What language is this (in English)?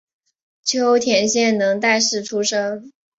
Chinese